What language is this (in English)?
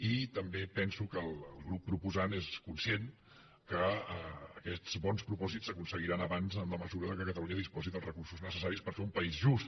Catalan